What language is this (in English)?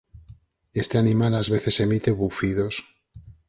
Galician